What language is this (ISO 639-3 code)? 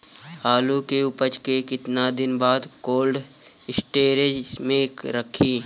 bho